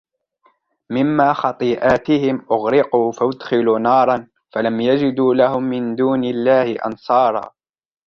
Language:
Arabic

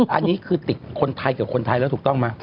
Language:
Thai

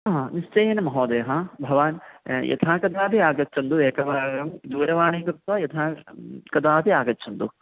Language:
Sanskrit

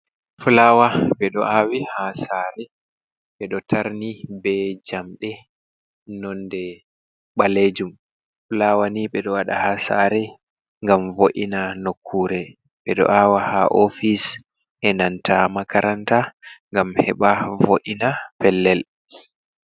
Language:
Fula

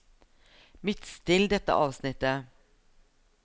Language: Norwegian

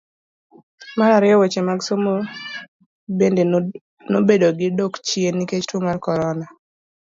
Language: Luo (Kenya and Tanzania)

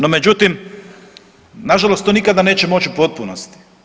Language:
Croatian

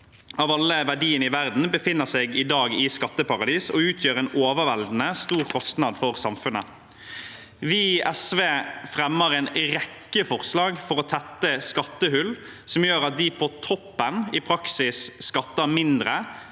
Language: Norwegian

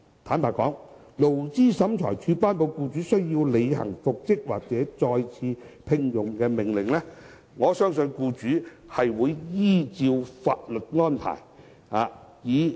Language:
Cantonese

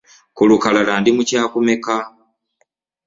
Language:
Ganda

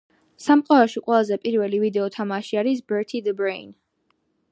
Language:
Georgian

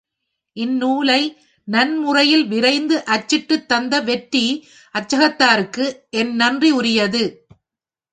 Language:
Tamil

